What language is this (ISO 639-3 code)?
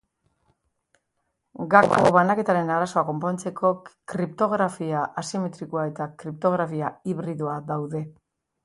eus